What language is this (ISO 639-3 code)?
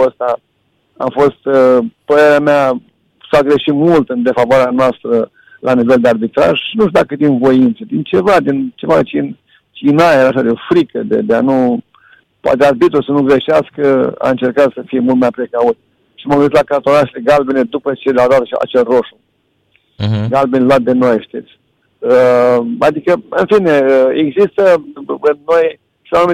ron